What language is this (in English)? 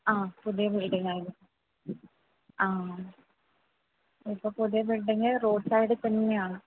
Malayalam